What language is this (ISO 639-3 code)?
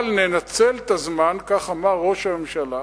heb